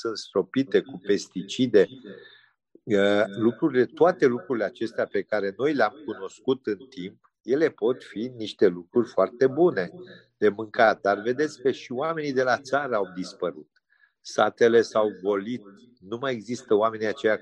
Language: Romanian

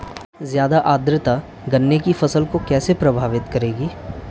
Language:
Hindi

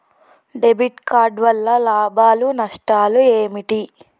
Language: Telugu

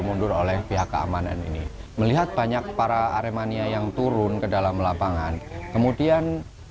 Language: Indonesian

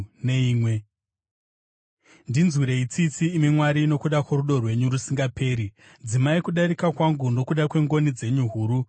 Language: Shona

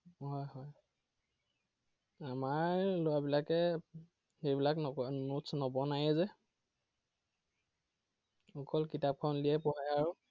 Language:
Assamese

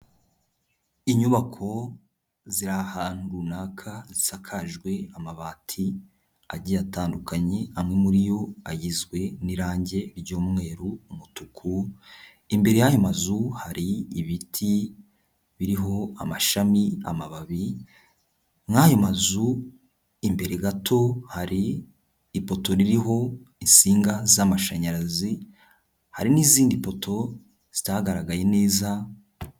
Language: Kinyarwanda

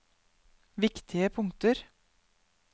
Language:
Norwegian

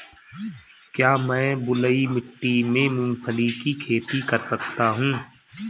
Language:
Hindi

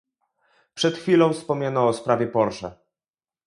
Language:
Polish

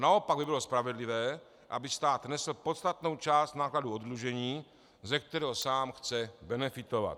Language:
Czech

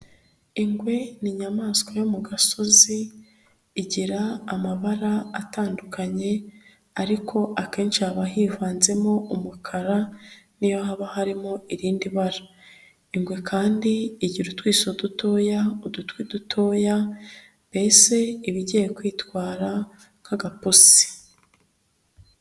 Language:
Kinyarwanda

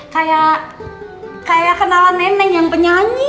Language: Indonesian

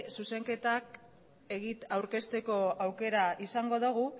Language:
Basque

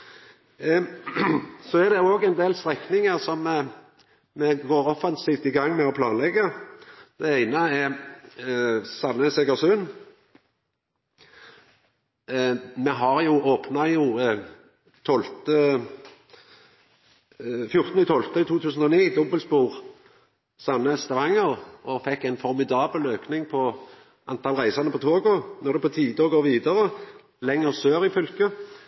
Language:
Norwegian Nynorsk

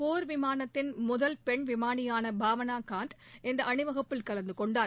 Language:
Tamil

